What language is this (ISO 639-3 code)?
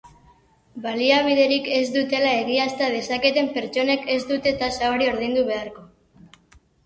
eus